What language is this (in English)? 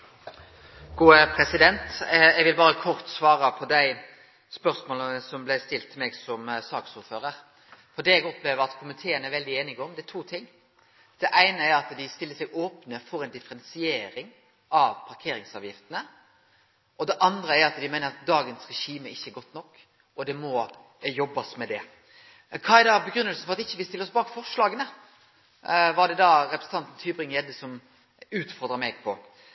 Norwegian Nynorsk